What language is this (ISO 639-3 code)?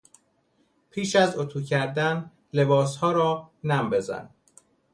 fas